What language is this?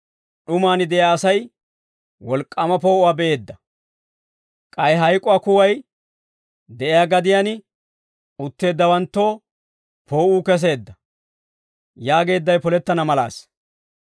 Dawro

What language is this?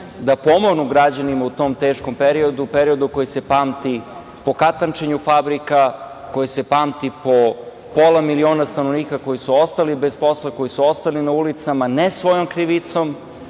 Serbian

